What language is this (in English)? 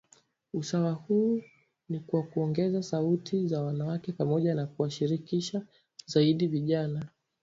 Swahili